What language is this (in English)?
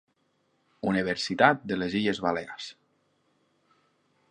Catalan